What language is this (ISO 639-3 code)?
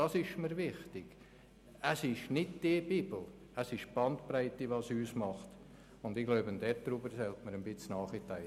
gsw